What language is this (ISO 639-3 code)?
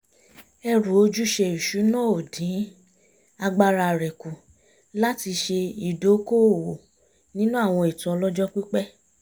yor